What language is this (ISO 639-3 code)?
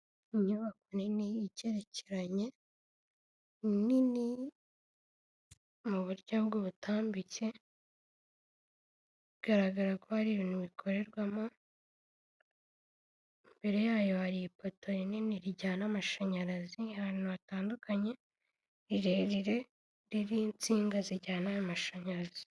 kin